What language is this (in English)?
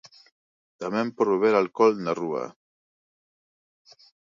Galician